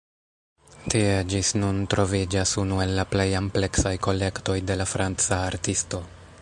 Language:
Esperanto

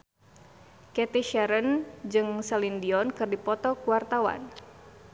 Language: Sundanese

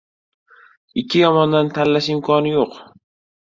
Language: Uzbek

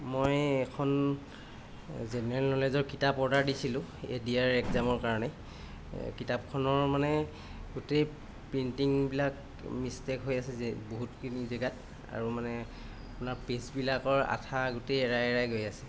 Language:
Assamese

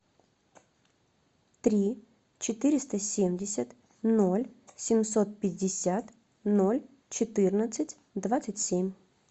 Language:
Russian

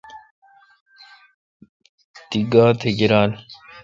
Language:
Kalkoti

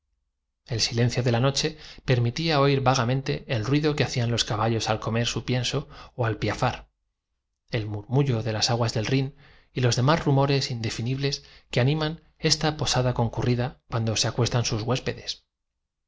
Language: Spanish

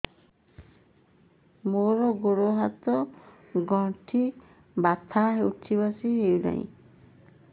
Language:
Odia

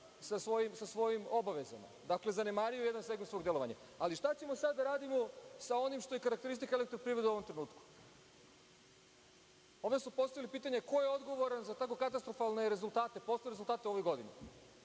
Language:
Serbian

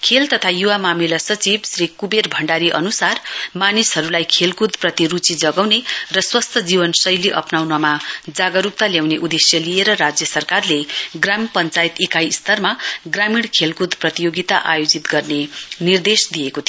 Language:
Nepali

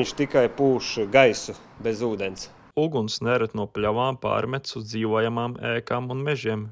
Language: Latvian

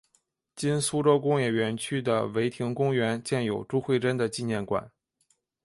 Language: Chinese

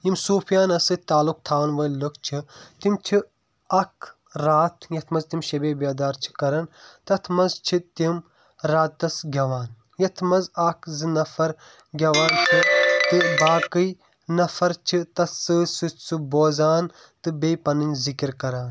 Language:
Kashmiri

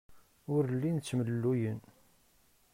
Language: Kabyle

